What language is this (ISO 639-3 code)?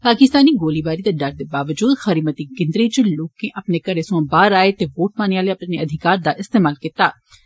doi